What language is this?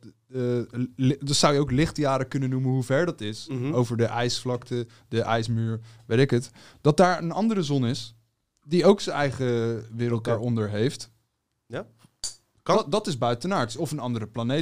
Dutch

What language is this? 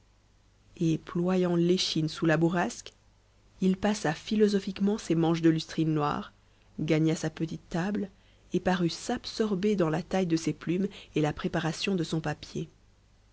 French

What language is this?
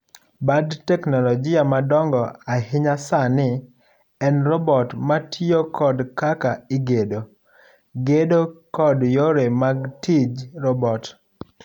Luo (Kenya and Tanzania)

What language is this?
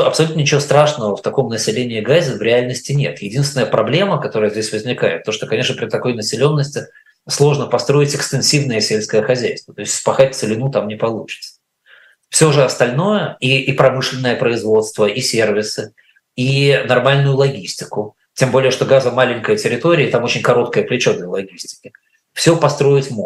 Russian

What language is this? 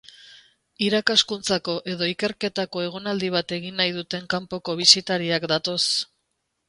Basque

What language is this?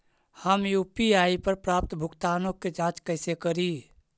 Magahi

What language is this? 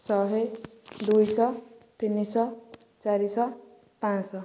Odia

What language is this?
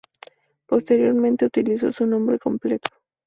Spanish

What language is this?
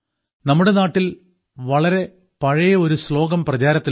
Malayalam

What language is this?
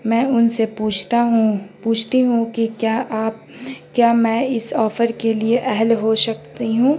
Urdu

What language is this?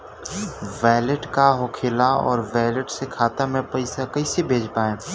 Bhojpuri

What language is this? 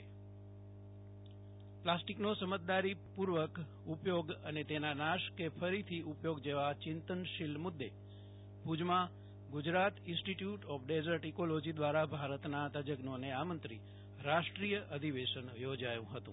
Gujarati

